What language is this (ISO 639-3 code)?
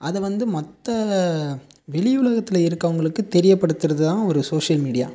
tam